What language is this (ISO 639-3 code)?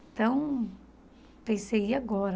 por